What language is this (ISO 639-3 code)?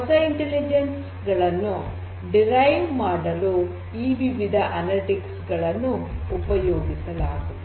kan